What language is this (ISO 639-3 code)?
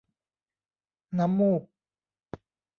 tha